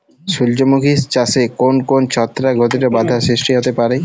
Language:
Bangla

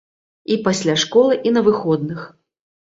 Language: Belarusian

